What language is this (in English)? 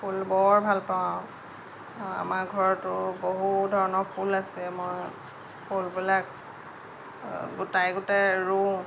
Assamese